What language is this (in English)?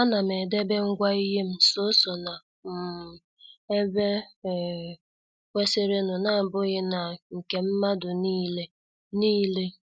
Igbo